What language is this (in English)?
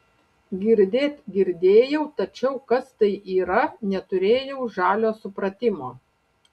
Lithuanian